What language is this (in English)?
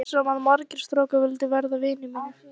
Icelandic